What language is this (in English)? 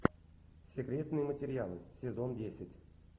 Russian